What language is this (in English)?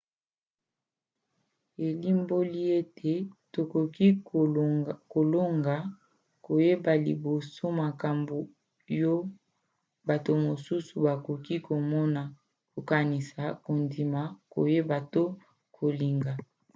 Lingala